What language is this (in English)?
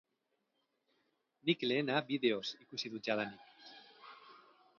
Basque